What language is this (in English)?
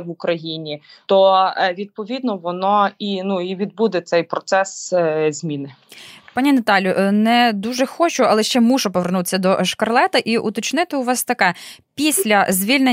Ukrainian